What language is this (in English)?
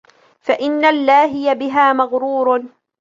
Arabic